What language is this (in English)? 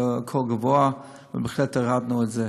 Hebrew